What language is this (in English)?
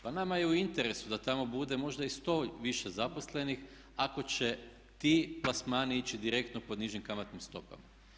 Croatian